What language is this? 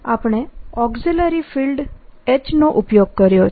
Gujarati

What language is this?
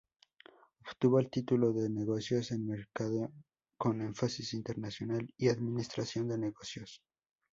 Spanish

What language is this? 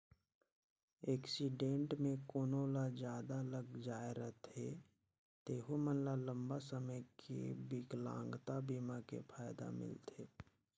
Chhattisgarhi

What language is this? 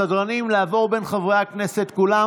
Hebrew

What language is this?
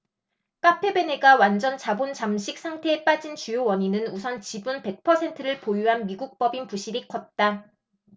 Korean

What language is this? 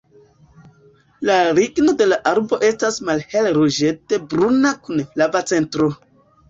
Esperanto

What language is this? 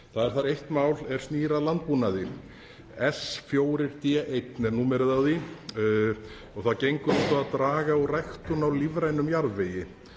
Icelandic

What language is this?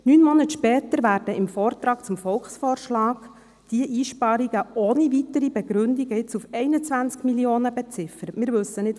Swiss German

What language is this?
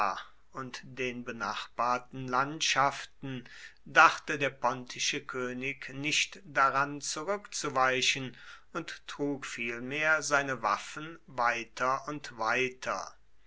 German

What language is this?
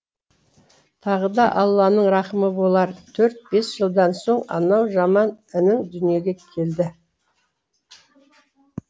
Kazakh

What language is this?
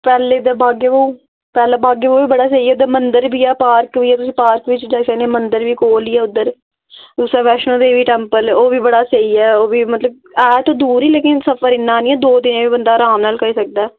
Dogri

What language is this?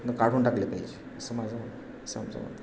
Marathi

